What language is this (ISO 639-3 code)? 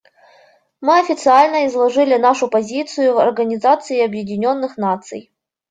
rus